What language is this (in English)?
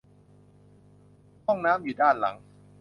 Thai